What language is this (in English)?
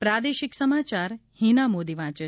Gujarati